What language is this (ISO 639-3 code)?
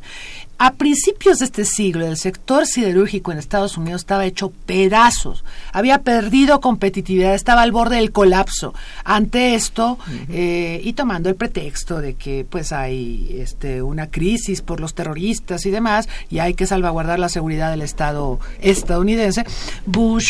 spa